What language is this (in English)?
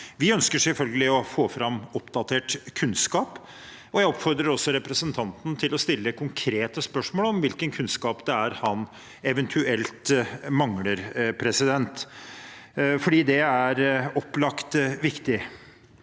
Norwegian